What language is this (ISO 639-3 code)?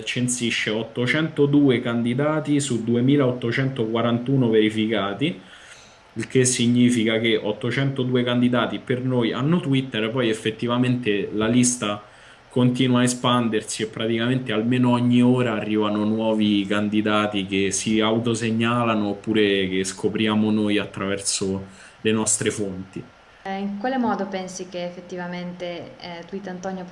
ita